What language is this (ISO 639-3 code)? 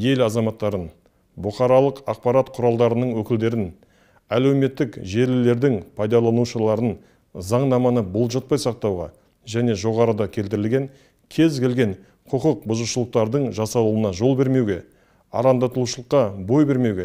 tur